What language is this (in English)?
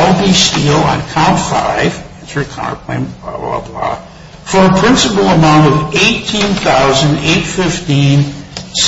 English